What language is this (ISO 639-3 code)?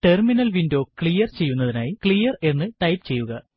mal